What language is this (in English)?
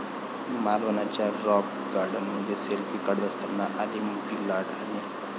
Marathi